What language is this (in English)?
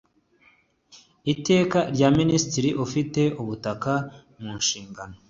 Kinyarwanda